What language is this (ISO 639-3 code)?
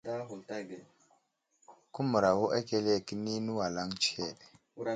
udl